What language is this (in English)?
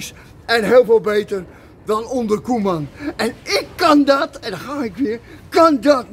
Dutch